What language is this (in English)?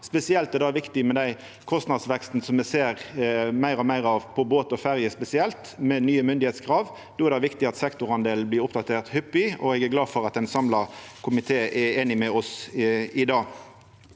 Norwegian